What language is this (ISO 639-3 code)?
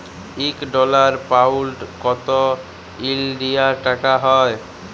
ben